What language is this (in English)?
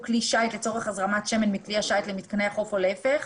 Hebrew